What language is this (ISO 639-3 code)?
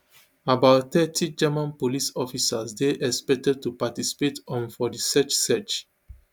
pcm